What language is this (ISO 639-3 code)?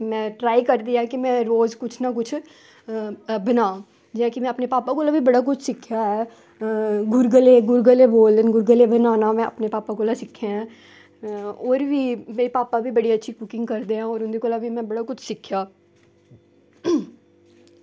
doi